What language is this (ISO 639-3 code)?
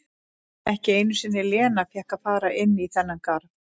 isl